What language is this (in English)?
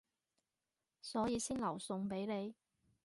Cantonese